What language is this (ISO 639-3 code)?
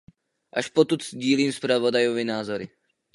ces